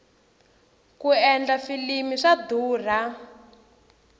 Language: Tsonga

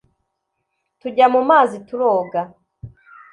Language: Kinyarwanda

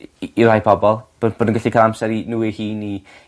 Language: Welsh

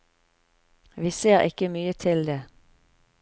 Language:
Norwegian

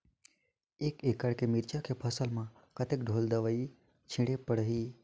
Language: Chhattisgarhi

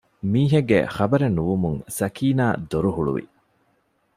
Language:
Divehi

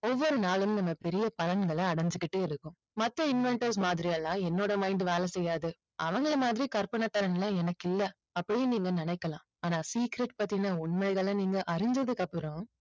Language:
Tamil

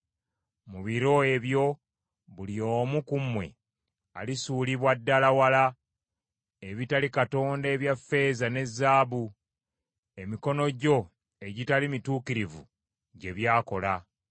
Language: Ganda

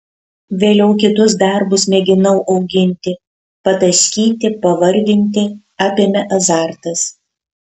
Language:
Lithuanian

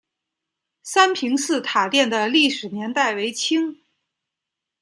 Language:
Chinese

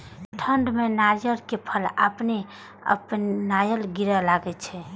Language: Maithili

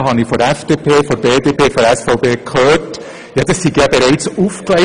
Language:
Swiss German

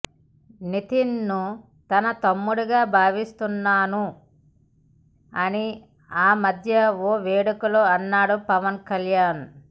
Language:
Telugu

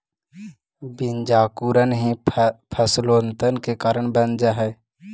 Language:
Magahi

